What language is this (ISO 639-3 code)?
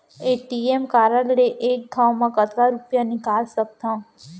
hne